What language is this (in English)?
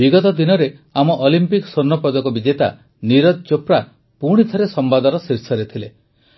Odia